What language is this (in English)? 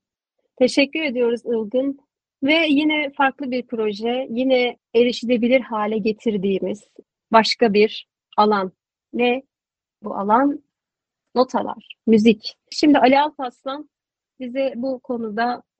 Turkish